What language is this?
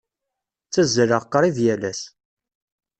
Kabyle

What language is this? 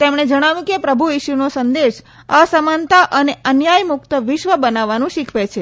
Gujarati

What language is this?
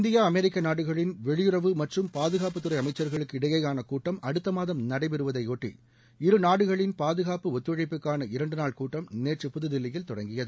Tamil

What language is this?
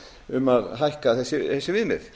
Icelandic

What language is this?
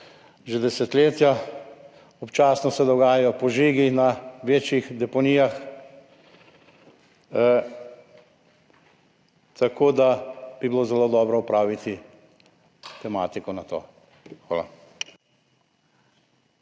Slovenian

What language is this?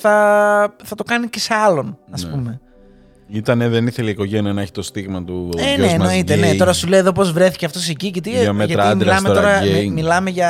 Greek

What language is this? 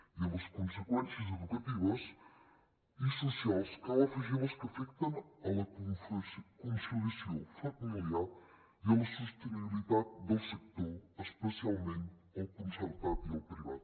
Catalan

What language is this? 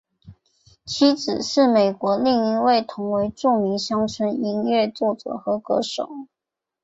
Chinese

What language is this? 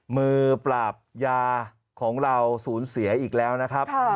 Thai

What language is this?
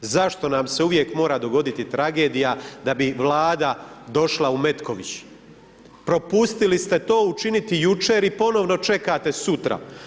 Croatian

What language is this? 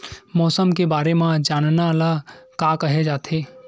Chhattisgarhi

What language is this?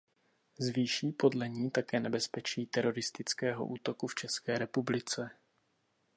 Czech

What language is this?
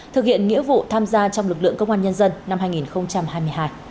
Vietnamese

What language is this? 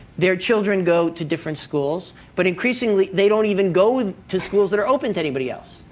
English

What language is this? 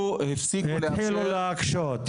Hebrew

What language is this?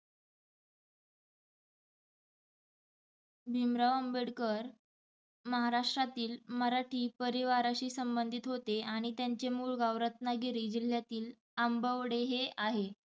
Marathi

